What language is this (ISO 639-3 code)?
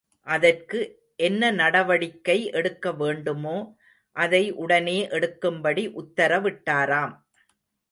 tam